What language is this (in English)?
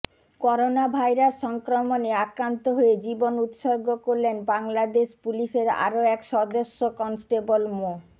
Bangla